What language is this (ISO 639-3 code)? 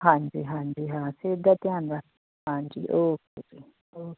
pan